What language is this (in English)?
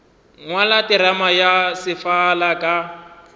Northern Sotho